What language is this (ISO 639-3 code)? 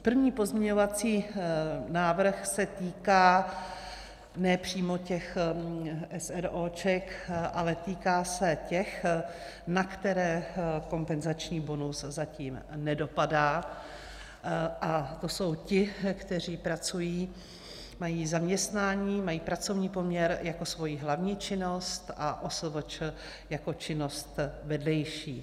ces